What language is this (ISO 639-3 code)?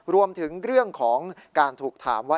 tha